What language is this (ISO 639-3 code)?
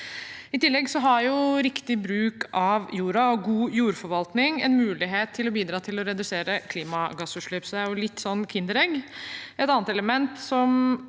nor